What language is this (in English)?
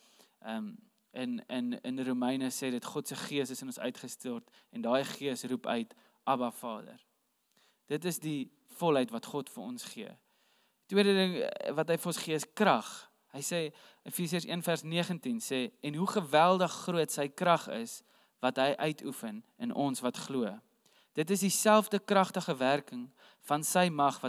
Dutch